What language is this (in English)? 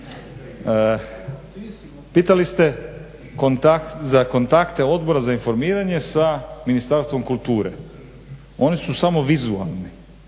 Croatian